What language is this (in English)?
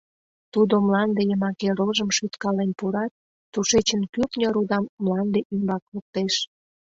Mari